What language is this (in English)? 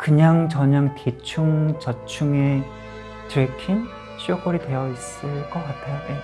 Korean